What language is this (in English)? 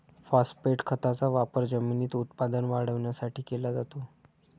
Marathi